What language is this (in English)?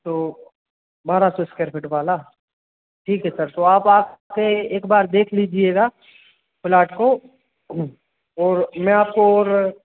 Hindi